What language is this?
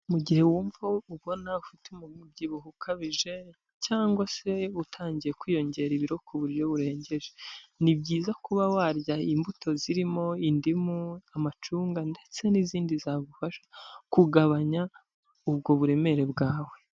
Kinyarwanda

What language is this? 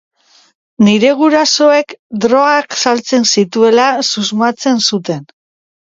Basque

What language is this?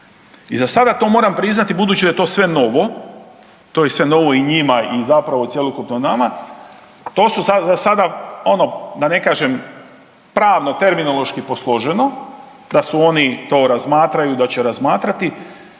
Croatian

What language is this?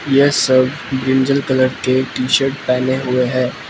Hindi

